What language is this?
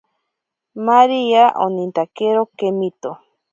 Ashéninka Perené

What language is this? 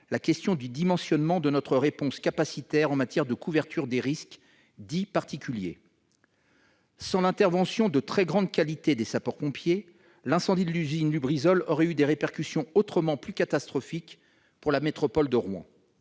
French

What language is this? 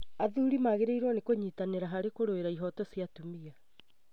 Kikuyu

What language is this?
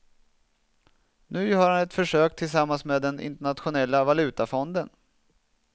Swedish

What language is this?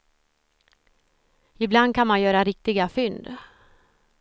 Swedish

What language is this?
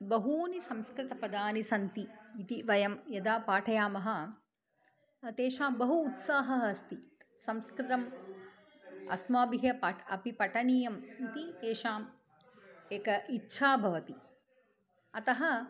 Sanskrit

